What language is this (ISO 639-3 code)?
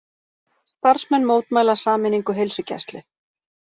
isl